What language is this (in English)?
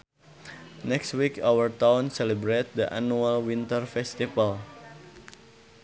Sundanese